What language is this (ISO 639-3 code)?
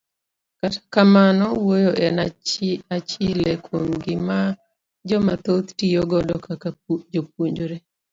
luo